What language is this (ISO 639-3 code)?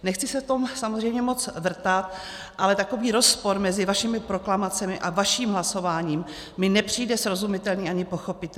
ces